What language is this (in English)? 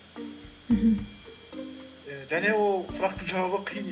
Kazakh